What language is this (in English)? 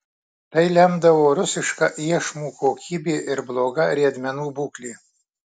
Lithuanian